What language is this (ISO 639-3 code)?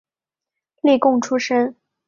zho